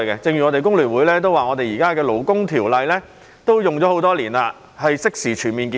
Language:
Cantonese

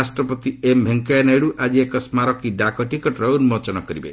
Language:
Odia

